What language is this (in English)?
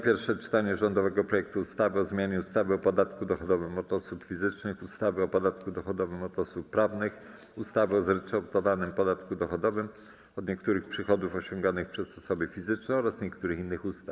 Polish